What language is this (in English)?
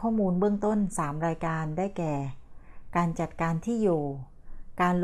Thai